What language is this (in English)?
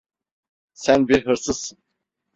Turkish